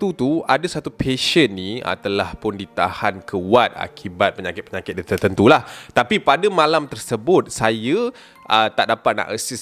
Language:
Malay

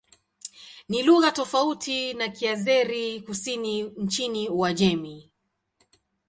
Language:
Swahili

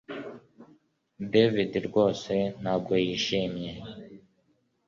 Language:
Kinyarwanda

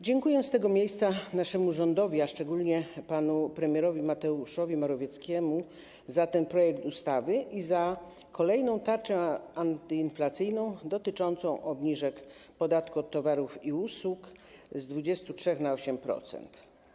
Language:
Polish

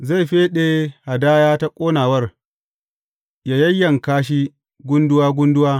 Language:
Hausa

